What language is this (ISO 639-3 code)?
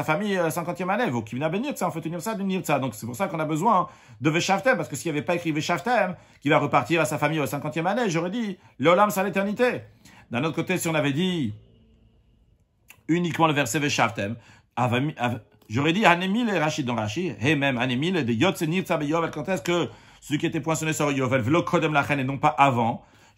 fra